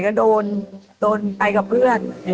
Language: Thai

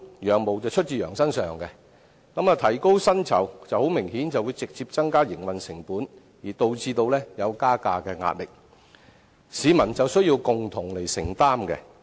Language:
Cantonese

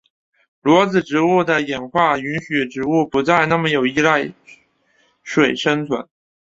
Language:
Chinese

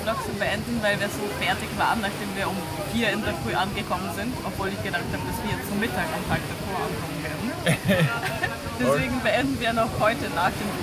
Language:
German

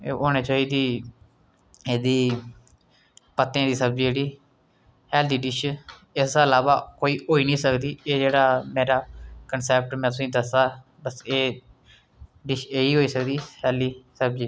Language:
Dogri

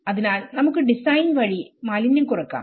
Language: Malayalam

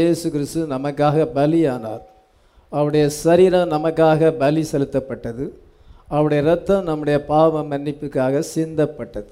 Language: English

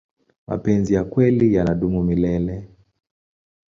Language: Swahili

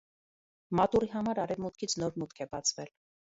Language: Armenian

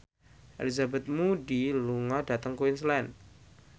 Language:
Javanese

